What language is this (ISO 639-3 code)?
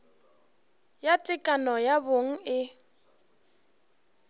nso